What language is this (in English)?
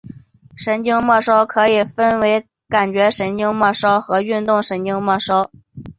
Chinese